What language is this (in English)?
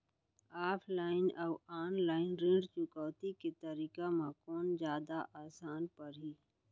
Chhattisgarhi